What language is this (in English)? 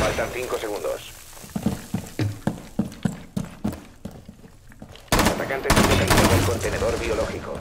Spanish